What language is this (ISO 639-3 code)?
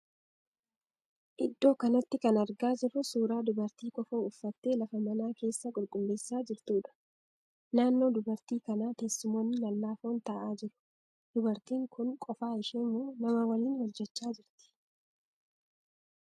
orm